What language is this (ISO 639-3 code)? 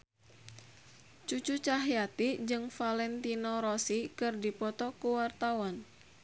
sun